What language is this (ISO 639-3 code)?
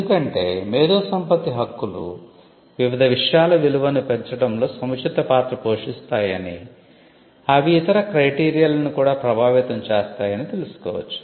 tel